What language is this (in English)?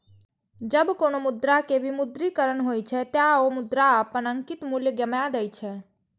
Maithili